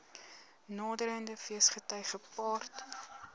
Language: Afrikaans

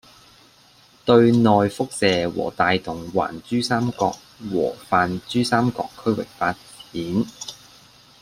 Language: Cantonese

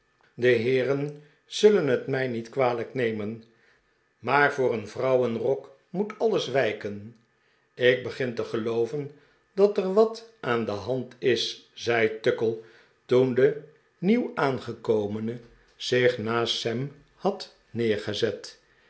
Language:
Dutch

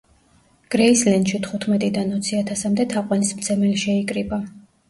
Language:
Georgian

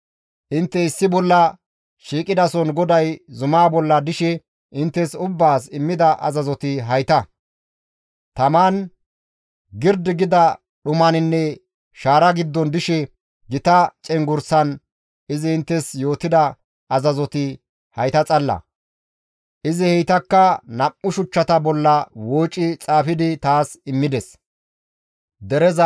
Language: Gamo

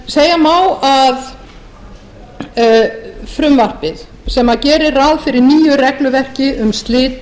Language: Icelandic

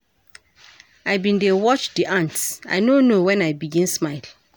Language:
Nigerian Pidgin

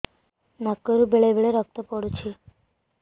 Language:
Odia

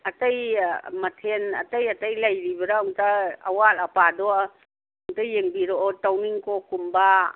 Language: Manipuri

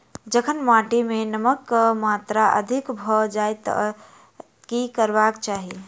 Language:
Maithili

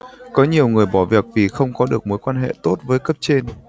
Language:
Vietnamese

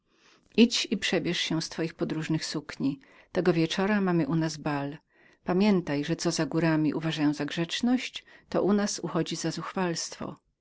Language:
Polish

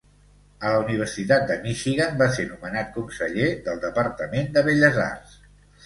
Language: Catalan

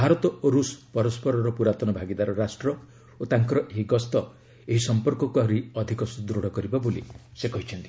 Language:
Odia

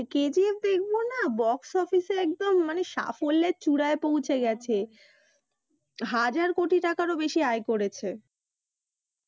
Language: Bangla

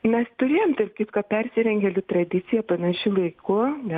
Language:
Lithuanian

